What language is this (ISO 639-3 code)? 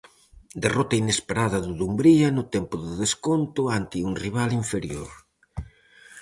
glg